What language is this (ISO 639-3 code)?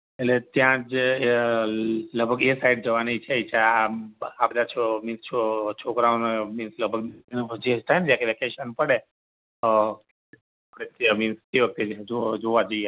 guj